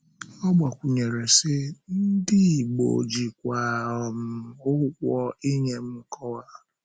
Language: Igbo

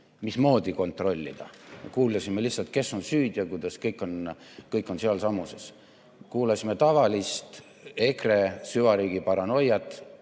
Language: Estonian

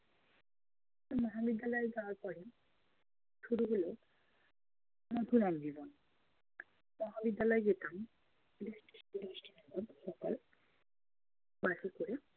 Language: Bangla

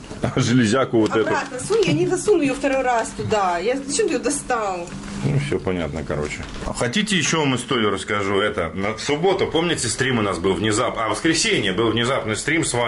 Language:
Russian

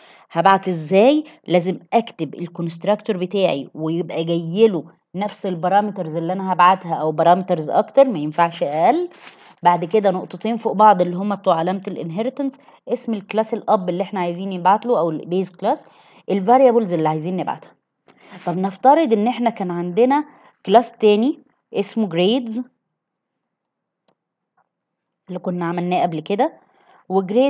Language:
Arabic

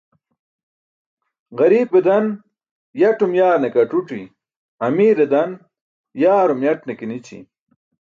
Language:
Burushaski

